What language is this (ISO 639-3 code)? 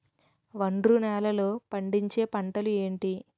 tel